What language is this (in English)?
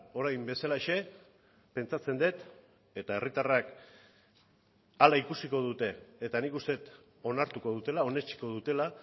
Basque